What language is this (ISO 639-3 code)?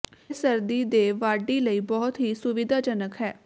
pan